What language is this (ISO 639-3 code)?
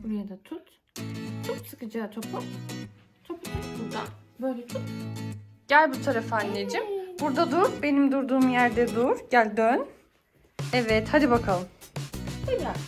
tur